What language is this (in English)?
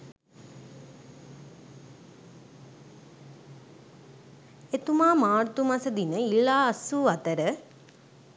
Sinhala